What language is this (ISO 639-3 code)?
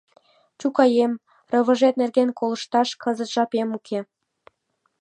chm